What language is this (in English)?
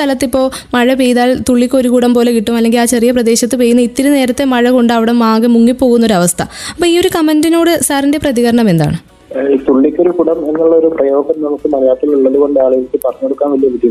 Malayalam